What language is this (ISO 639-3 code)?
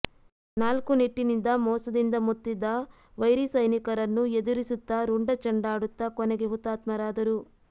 kan